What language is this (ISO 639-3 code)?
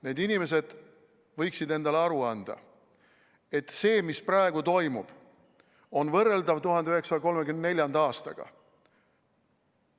est